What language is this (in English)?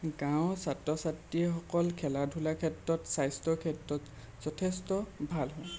Assamese